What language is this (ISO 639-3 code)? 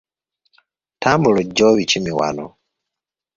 lug